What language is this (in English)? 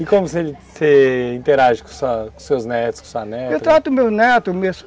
Portuguese